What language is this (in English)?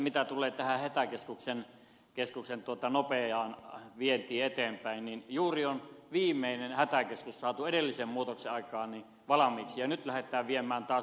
Finnish